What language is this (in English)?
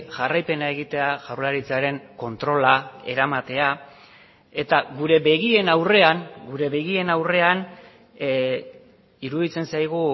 Basque